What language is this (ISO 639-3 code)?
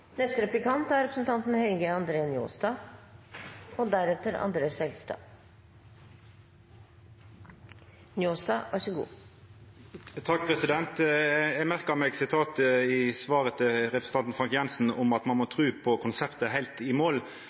nno